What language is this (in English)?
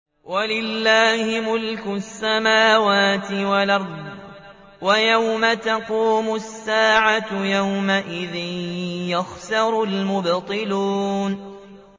Arabic